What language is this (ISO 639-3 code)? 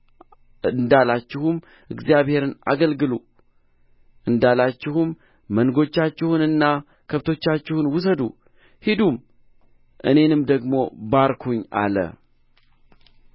amh